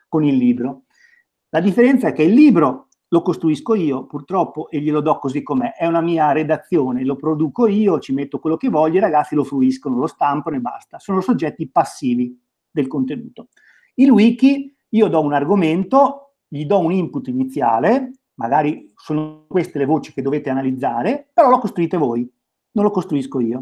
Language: Italian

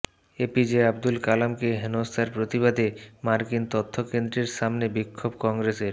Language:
Bangla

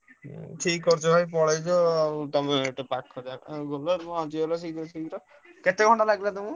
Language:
Odia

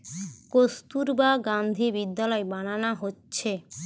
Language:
Bangla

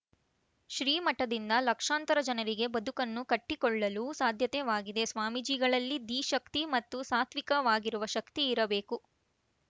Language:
Kannada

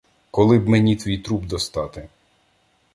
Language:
Ukrainian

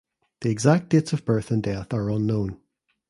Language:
English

